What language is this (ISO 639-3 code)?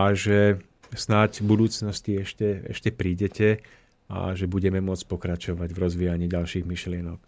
slk